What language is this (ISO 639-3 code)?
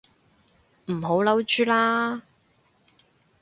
yue